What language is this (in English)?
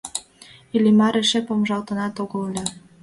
Mari